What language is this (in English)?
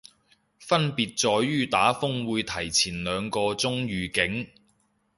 Cantonese